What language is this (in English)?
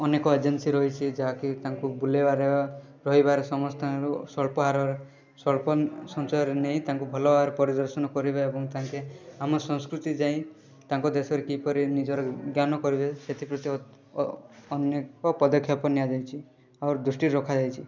Odia